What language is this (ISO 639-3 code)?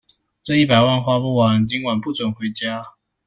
zho